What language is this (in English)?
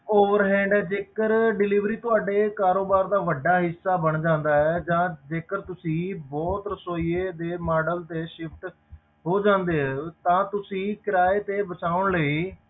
Punjabi